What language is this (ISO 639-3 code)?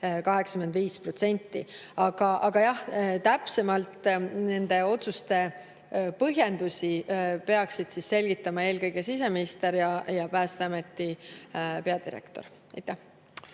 est